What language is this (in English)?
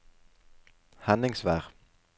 Norwegian